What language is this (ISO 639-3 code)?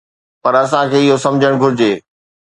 snd